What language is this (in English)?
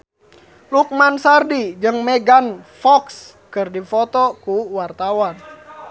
Sundanese